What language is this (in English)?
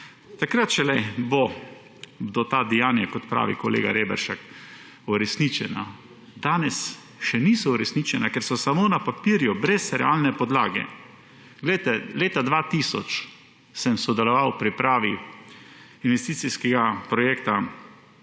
Slovenian